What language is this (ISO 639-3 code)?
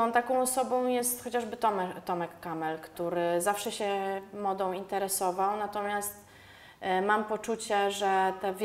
pol